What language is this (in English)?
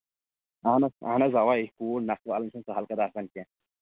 Kashmiri